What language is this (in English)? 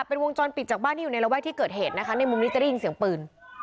Thai